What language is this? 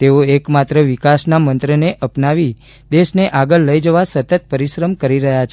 Gujarati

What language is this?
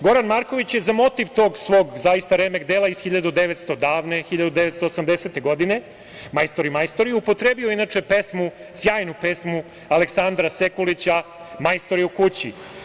Serbian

